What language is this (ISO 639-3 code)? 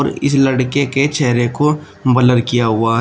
hin